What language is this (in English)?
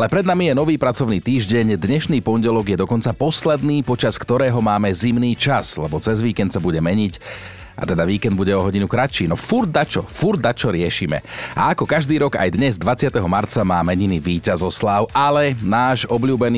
Slovak